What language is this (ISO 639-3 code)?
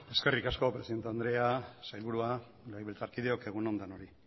eus